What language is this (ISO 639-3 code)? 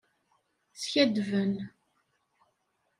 kab